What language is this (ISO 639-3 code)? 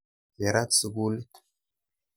kln